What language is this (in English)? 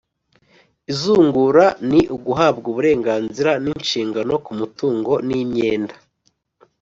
Kinyarwanda